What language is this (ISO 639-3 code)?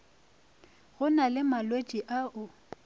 nso